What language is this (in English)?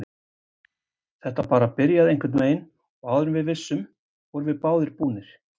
Icelandic